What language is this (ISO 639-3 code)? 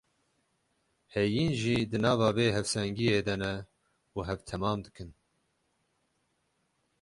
kur